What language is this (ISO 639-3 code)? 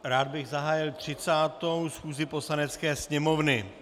ces